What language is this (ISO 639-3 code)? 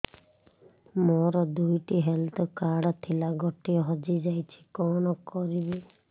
ori